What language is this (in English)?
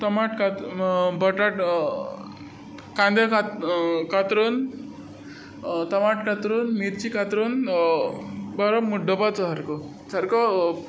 Konkani